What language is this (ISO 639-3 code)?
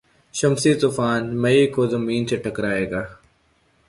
urd